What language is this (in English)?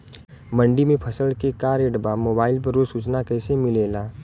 Bhojpuri